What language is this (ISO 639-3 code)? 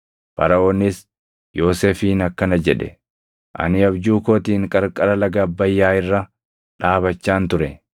orm